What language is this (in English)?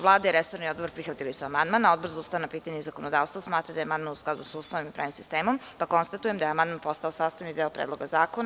Serbian